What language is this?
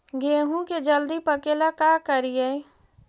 Magahi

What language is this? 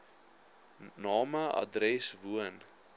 Afrikaans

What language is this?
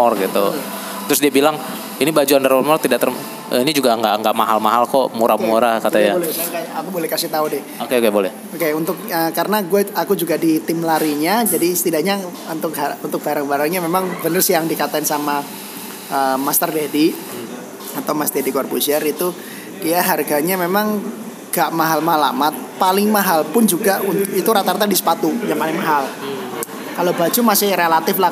Indonesian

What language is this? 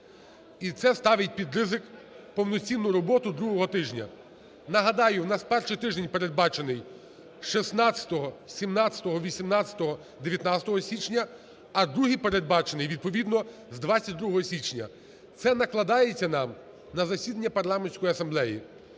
Ukrainian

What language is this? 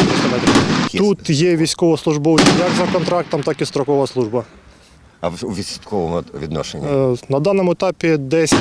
Ukrainian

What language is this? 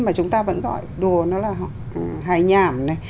Vietnamese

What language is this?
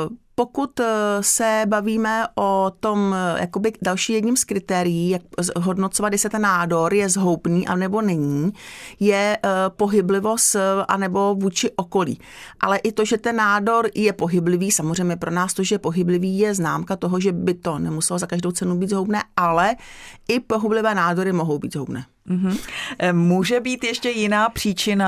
Czech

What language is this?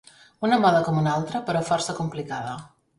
Catalan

